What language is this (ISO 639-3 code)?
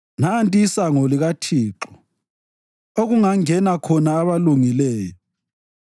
nde